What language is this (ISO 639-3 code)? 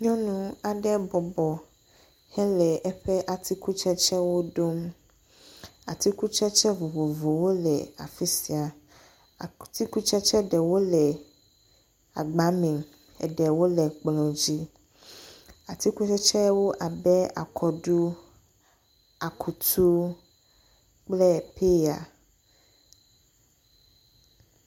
ewe